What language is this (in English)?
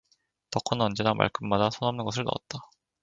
Korean